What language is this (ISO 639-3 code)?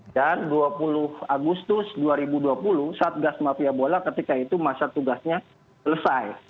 ind